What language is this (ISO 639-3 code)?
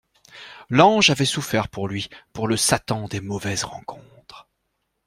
fra